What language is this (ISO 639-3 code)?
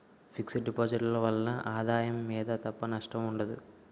tel